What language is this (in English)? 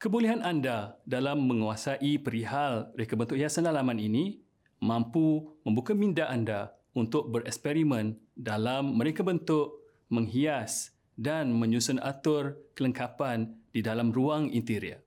Malay